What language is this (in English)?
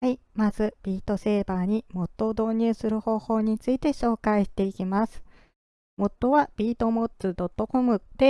Japanese